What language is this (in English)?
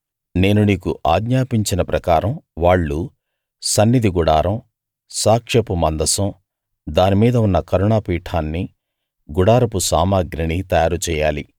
Telugu